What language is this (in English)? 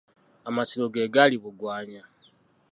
Ganda